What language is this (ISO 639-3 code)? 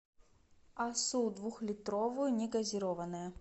rus